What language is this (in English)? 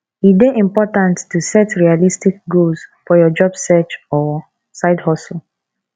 Nigerian Pidgin